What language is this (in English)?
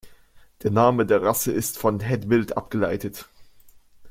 German